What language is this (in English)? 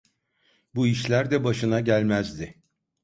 Turkish